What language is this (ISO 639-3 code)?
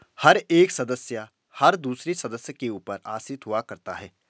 hin